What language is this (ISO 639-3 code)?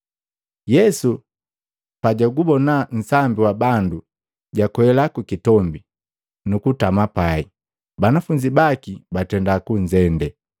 mgv